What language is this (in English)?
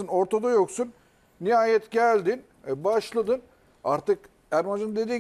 Turkish